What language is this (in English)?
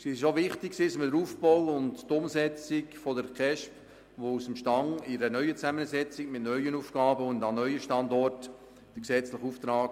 Swiss German